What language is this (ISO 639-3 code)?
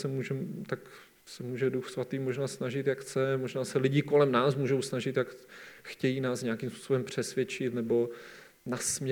ces